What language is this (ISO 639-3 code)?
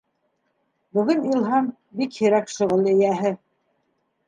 bak